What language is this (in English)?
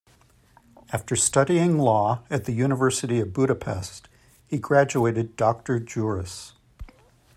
English